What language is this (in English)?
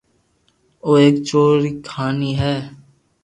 Loarki